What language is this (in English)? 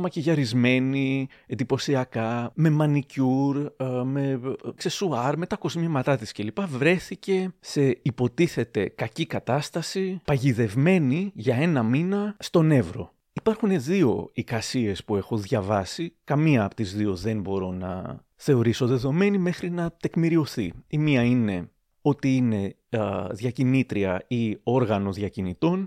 Greek